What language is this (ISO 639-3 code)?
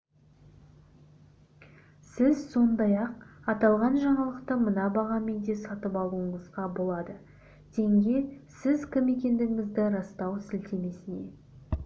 kaz